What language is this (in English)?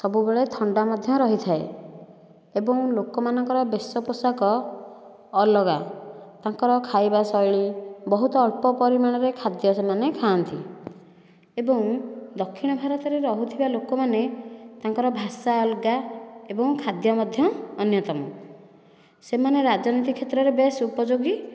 Odia